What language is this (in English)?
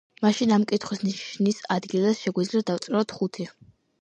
Georgian